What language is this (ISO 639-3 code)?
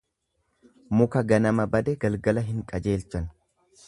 orm